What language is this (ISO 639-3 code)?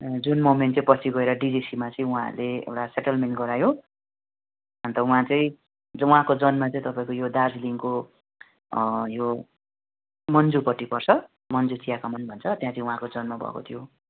nep